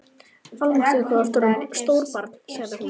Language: Icelandic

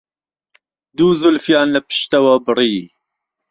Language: Central Kurdish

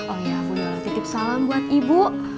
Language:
Indonesian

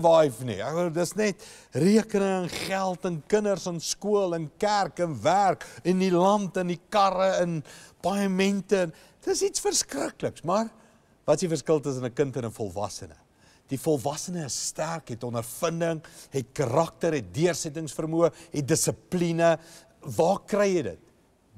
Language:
Dutch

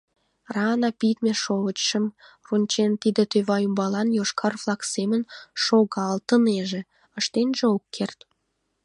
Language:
Mari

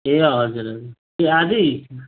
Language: Nepali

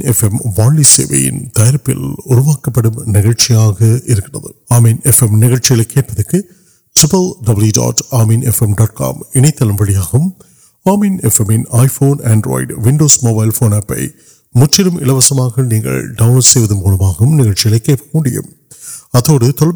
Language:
Urdu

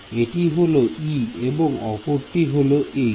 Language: Bangla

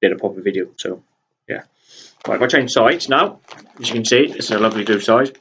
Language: English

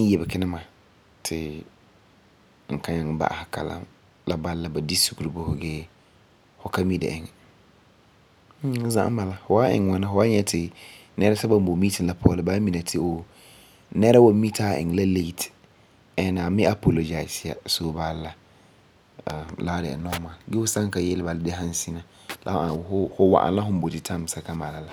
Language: Frafra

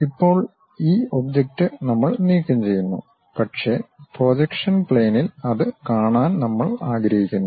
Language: Malayalam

